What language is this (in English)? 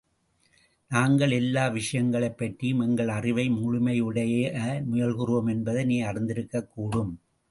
Tamil